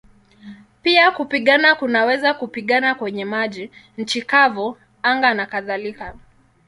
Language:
Swahili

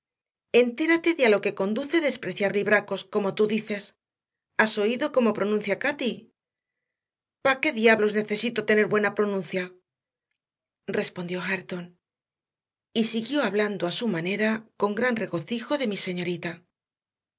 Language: Spanish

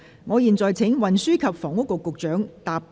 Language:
Cantonese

